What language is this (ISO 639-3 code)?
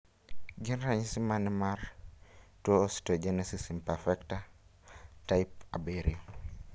luo